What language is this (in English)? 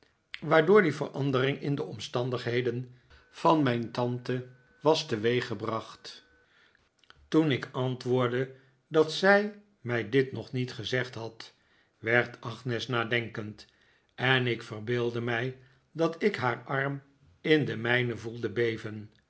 Dutch